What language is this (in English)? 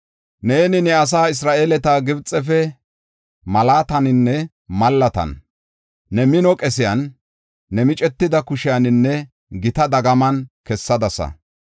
Gofa